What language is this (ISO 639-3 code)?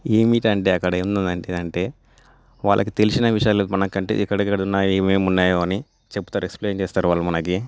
tel